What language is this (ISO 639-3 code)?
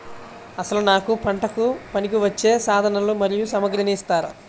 tel